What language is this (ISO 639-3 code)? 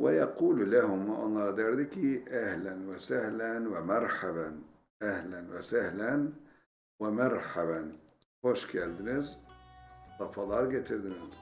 tur